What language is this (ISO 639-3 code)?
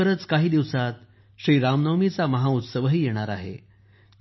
mar